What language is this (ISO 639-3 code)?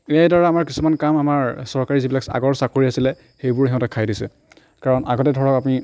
asm